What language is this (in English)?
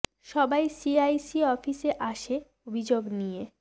Bangla